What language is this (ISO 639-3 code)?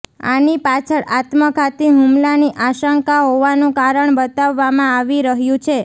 guj